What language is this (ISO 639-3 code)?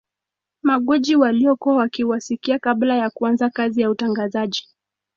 swa